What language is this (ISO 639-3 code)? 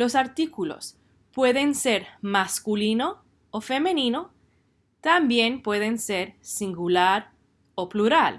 spa